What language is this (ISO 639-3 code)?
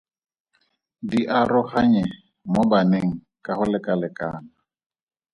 tsn